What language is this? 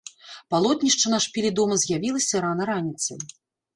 Belarusian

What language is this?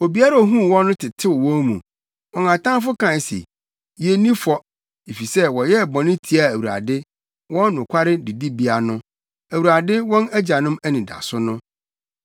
Akan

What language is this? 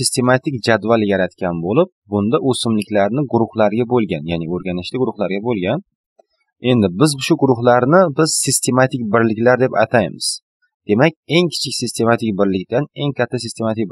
Turkish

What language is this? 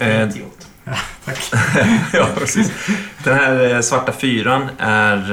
Swedish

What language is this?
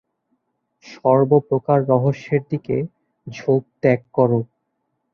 Bangla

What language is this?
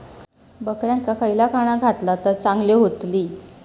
Marathi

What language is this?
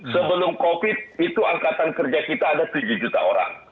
Indonesian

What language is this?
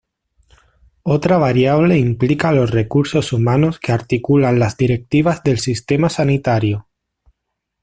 Spanish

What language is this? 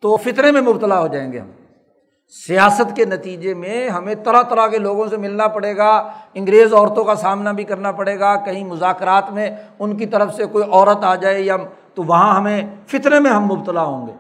Urdu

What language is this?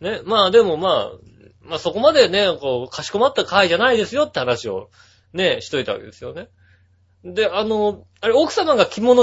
Japanese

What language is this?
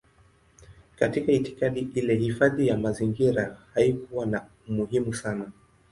Swahili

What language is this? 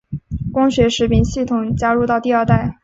Chinese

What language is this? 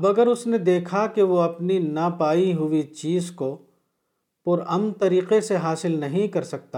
Urdu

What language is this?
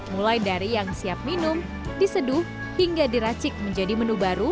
Indonesian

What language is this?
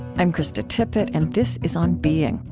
English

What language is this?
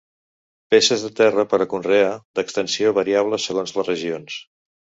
Catalan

